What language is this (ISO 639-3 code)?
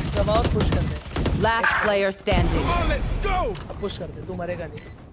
eng